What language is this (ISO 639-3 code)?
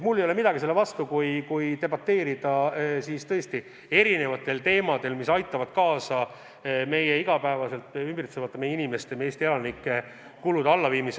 est